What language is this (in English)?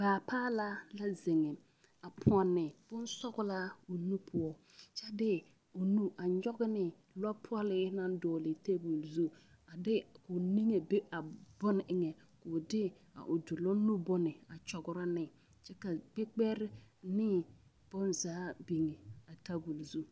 Southern Dagaare